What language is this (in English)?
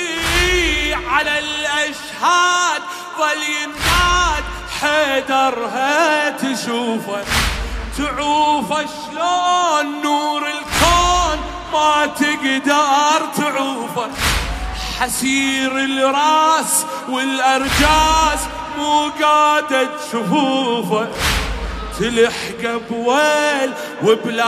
Arabic